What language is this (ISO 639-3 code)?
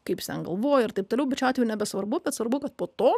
lit